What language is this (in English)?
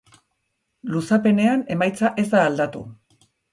Basque